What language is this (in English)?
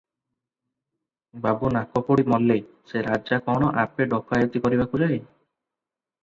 Odia